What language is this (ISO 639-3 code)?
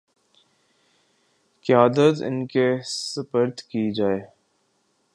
urd